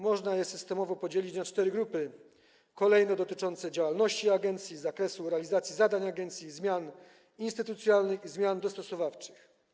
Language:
Polish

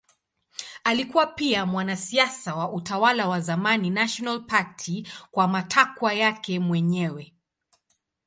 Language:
Swahili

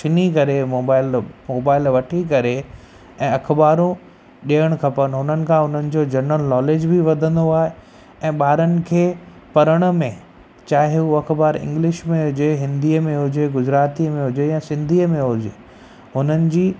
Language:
Sindhi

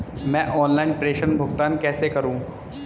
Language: Hindi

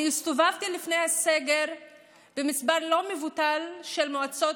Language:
Hebrew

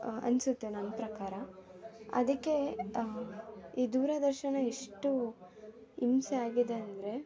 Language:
Kannada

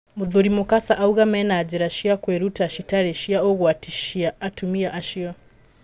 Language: Kikuyu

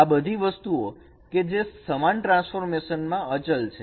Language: Gujarati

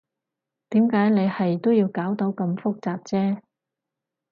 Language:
Cantonese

